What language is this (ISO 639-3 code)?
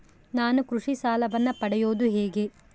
kan